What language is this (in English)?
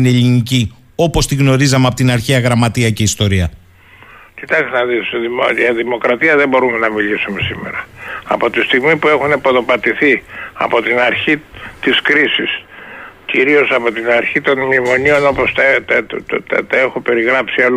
Greek